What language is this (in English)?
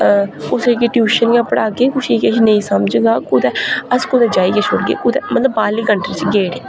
Dogri